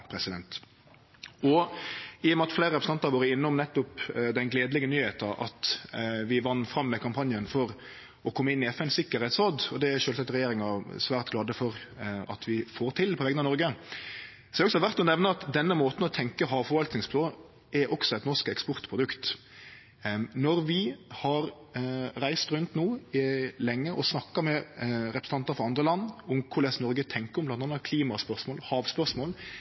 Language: Norwegian Nynorsk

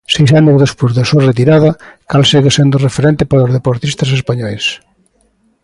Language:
Galician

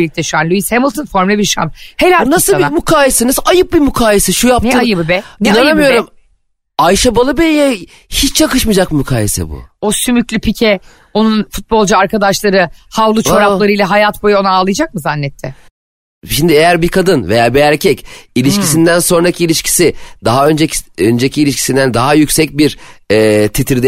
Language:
Turkish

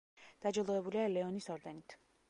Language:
Georgian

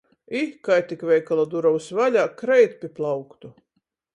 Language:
Latgalian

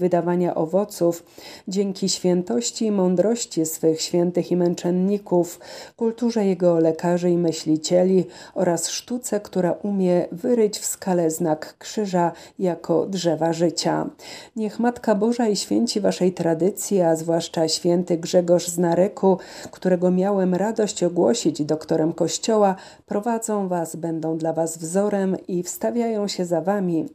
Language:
Polish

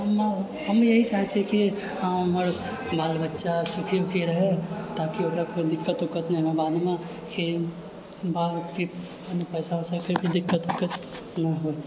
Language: Maithili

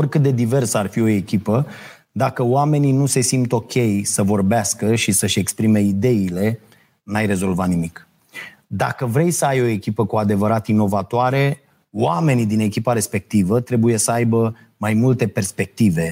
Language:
Romanian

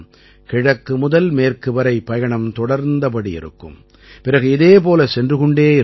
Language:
Tamil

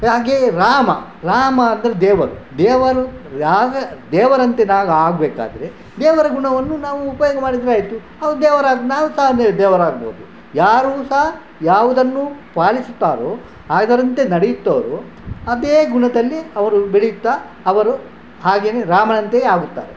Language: Kannada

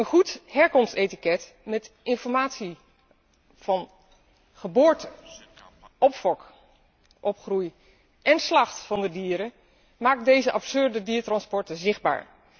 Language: Dutch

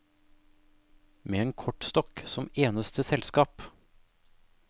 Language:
Norwegian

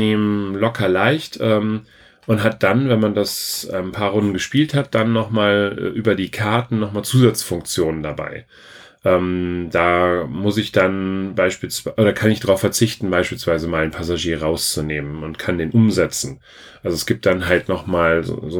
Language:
German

